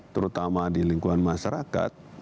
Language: Indonesian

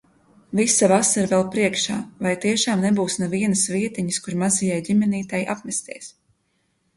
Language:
Latvian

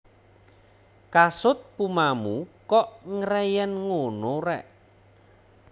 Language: Javanese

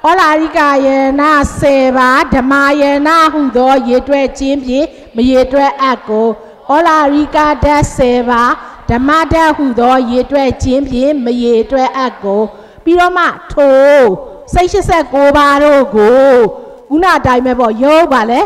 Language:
Thai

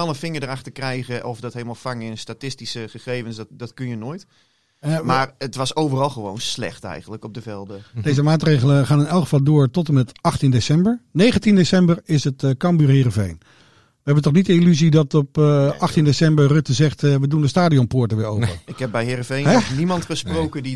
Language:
Dutch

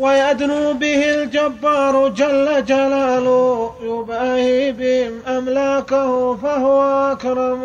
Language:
Arabic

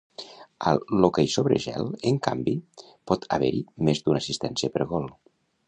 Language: Catalan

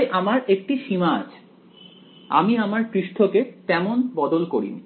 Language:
Bangla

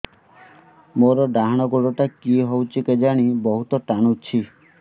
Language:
Odia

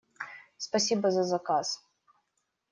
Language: Russian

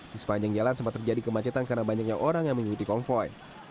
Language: Indonesian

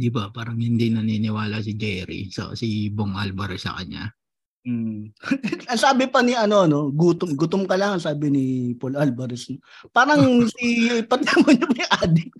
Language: Filipino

